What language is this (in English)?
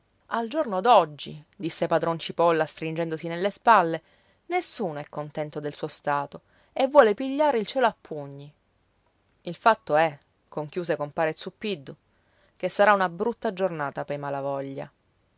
Italian